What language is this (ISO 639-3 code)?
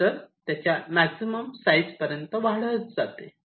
mar